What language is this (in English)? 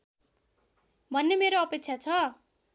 Nepali